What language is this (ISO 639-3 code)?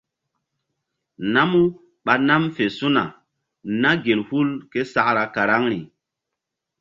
mdd